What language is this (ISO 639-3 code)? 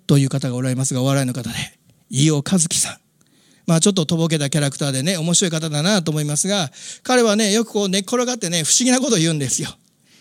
jpn